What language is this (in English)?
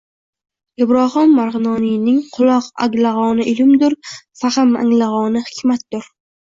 Uzbek